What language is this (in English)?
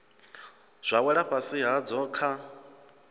Venda